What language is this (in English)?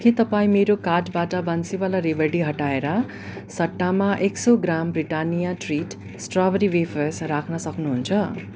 Nepali